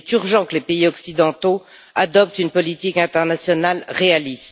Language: French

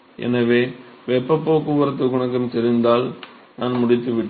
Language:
Tamil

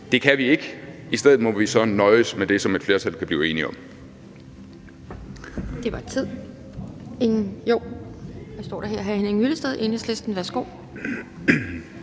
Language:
Danish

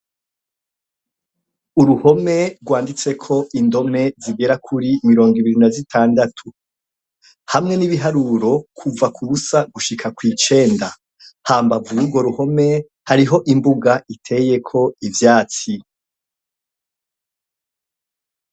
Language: Rundi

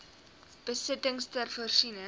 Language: Afrikaans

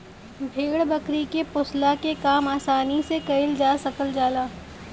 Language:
Bhojpuri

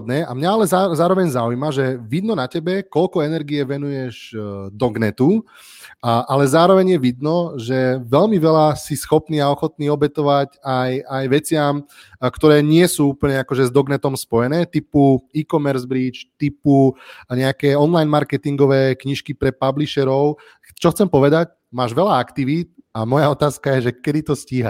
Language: Slovak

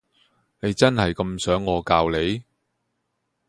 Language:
Cantonese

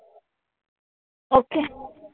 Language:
Marathi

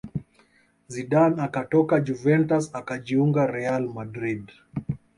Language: Swahili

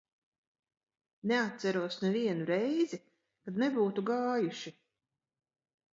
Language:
Latvian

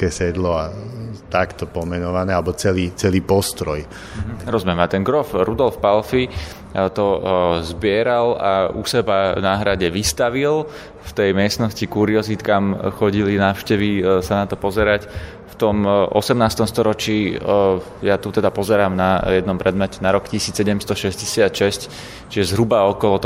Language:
Slovak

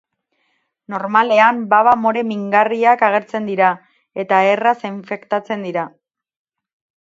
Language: Basque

